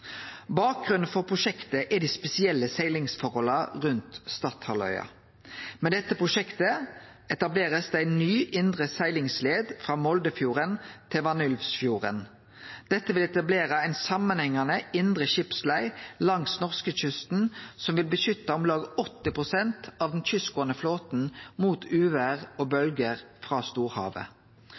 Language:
Norwegian Nynorsk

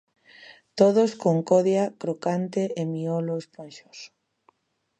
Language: Galician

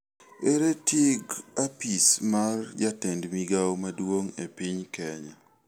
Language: Luo (Kenya and Tanzania)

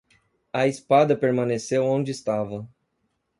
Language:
Portuguese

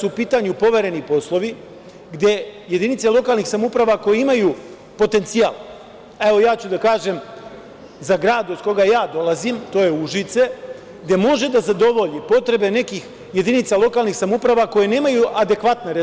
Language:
Serbian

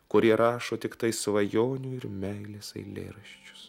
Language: Lithuanian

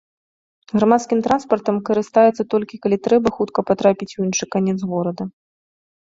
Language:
Belarusian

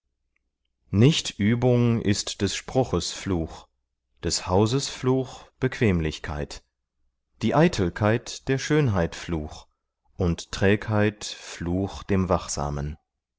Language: German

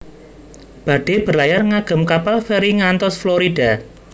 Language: Javanese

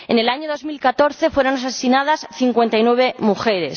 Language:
Spanish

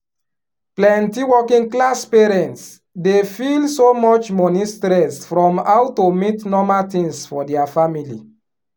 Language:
Nigerian Pidgin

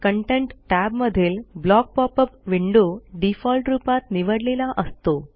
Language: Marathi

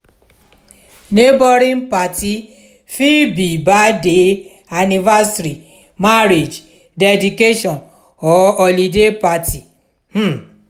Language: Nigerian Pidgin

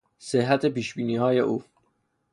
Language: Persian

